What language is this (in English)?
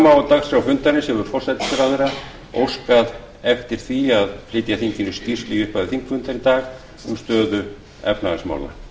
Icelandic